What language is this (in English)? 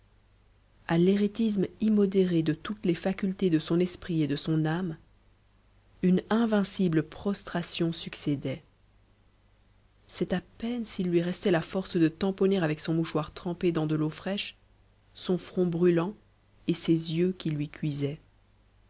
French